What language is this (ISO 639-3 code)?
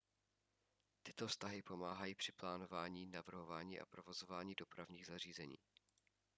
ces